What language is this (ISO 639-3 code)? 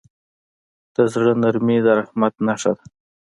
pus